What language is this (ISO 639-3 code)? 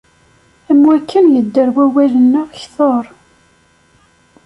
kab